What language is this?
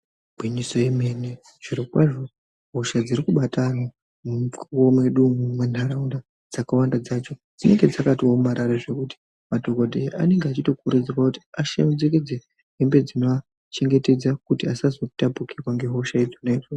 Ndau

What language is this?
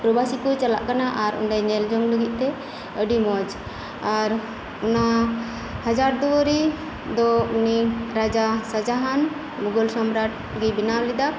Santali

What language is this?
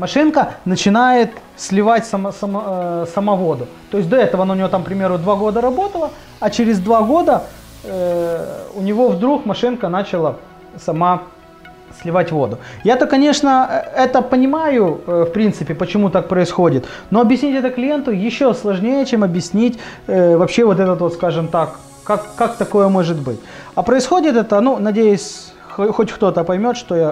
Russian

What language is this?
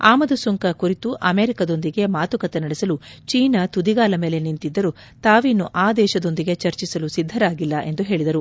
Kannada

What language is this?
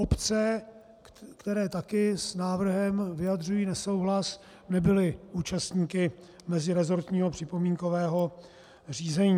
Czech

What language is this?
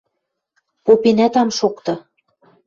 Western Mari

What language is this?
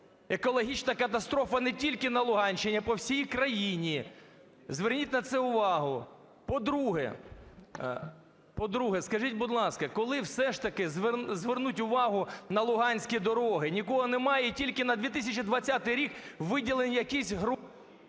Ukrainian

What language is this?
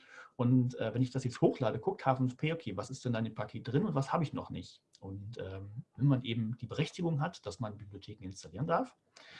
German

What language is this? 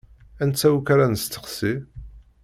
Kabyle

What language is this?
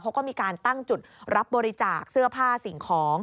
Thai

